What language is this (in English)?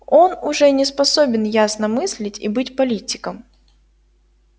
Russian